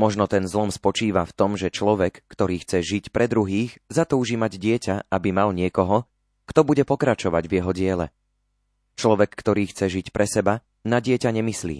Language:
Slovak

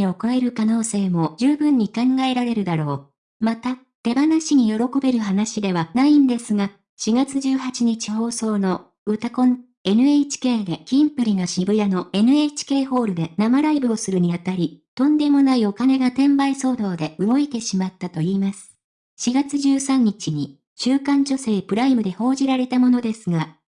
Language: Japanese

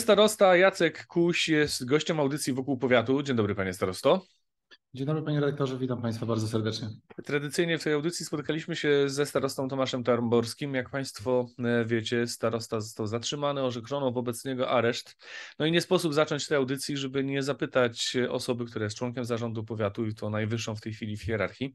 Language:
Polish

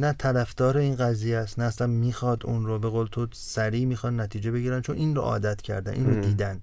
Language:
Persian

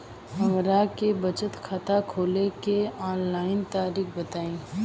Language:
Bhojpuri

